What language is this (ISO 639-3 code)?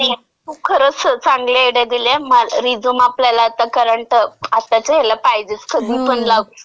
mar